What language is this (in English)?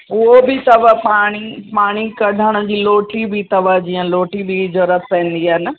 Sindhi